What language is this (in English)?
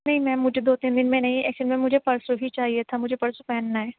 Urdu